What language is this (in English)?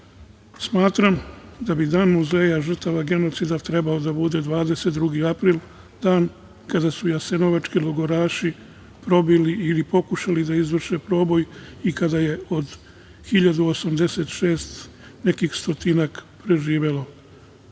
Serbian